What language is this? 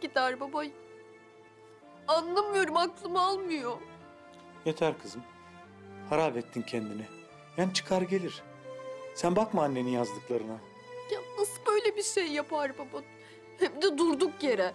Turkish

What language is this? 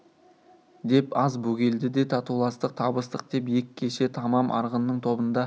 Kazakh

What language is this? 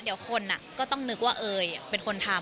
Thai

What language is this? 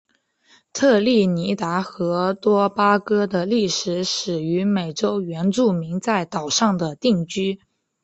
Chinese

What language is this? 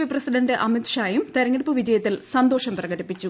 Malayalam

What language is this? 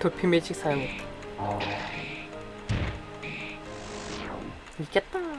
Korean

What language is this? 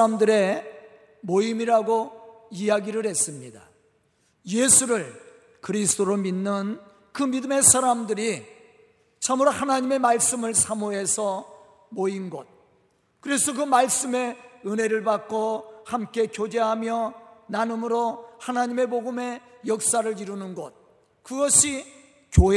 Korean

